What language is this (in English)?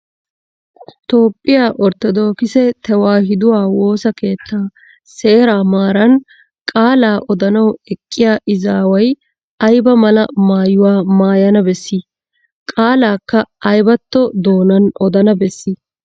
Wolaytta